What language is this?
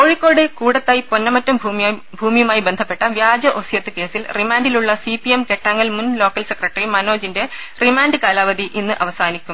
Malayalam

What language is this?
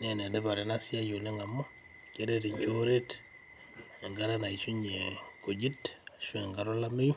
Masai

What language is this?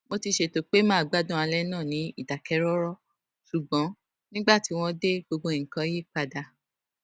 Yoruba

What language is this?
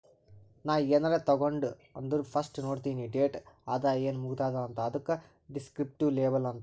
Kannada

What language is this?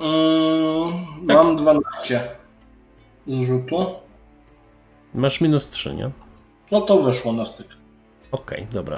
Polish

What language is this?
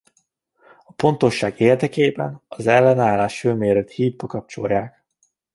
Hungarian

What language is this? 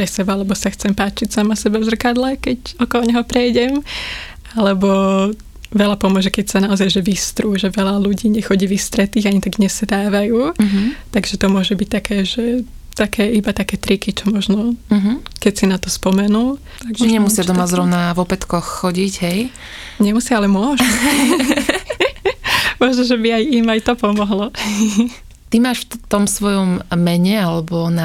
Slovak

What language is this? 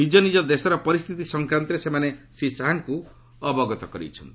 Odia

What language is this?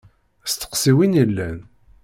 Kabyle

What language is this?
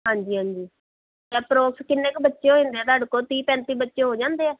Punjabi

